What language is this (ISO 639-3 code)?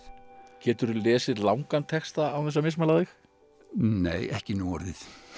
isl